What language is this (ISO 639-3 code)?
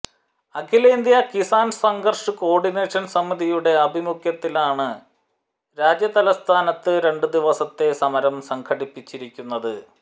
mal